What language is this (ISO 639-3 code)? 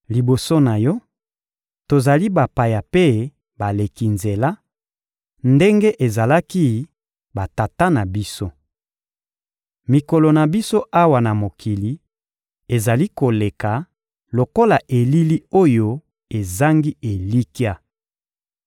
lin